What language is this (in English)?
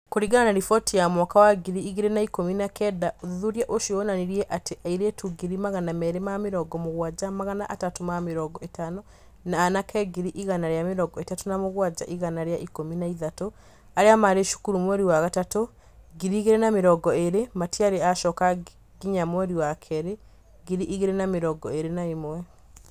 Kikuyu